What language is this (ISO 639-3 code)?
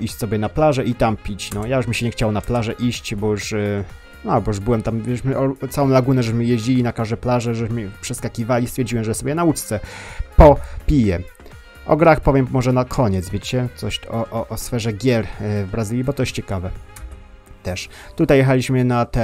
pol